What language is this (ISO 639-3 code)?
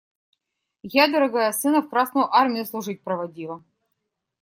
rus